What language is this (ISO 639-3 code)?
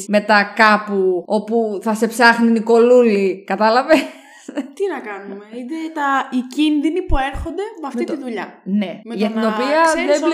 ell